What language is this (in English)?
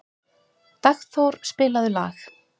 Icelandic